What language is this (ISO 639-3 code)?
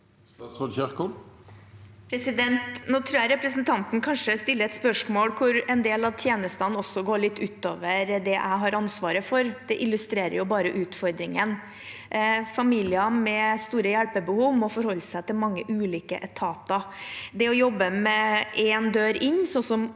nor